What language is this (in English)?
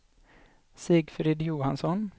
Swedish